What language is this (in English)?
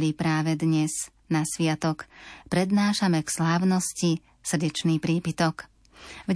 Slovak